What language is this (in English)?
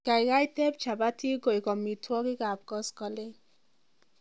Kalenjin